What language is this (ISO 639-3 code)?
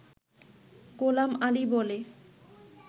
ben